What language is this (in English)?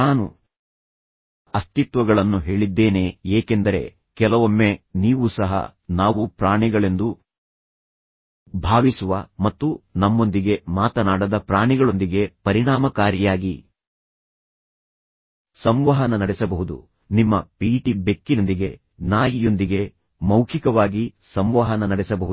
Kannada